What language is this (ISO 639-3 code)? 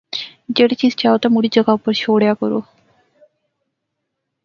phr